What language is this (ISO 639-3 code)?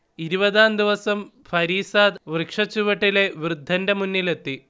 mal